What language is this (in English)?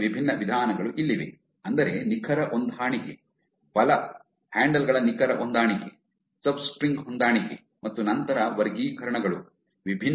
Kannada